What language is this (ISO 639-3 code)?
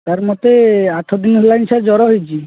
ori